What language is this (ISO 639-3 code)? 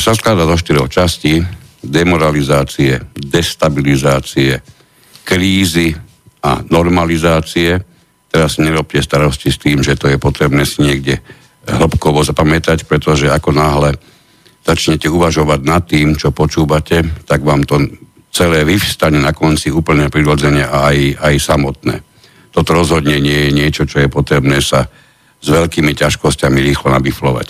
slk